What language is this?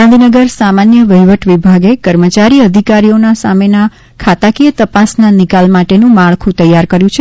Gujarati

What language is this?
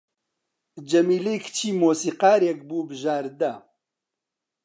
Central Kurdish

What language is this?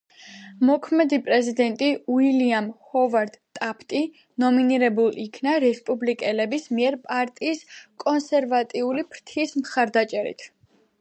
Georgian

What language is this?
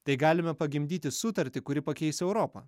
Lithuanian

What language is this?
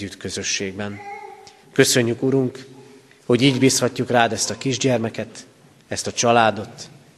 Hungarian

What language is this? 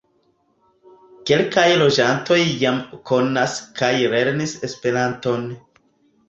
Esperanto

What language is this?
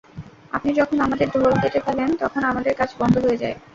Bangla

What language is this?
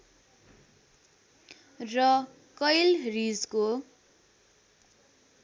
Nepali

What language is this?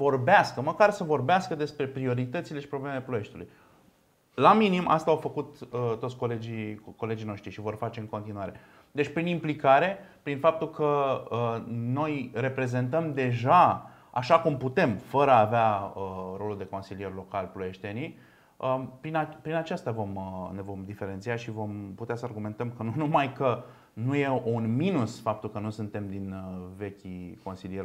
Romanian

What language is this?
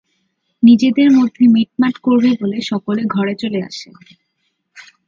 Bangla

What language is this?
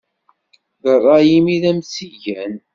Kabyle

